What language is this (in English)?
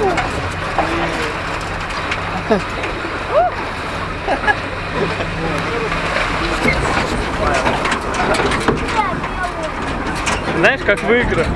Russian